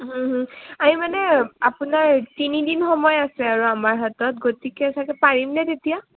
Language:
Assamese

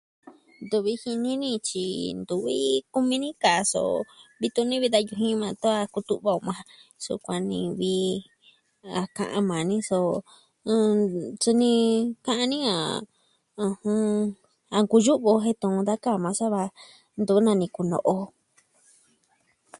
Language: Southwestern Tlaxiaco Mixtec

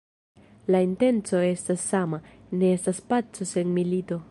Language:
Esperanto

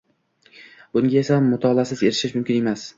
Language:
Uzbek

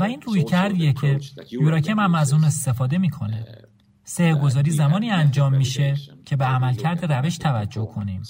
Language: Persian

